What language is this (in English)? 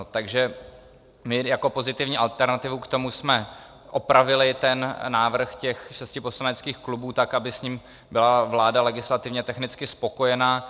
Czech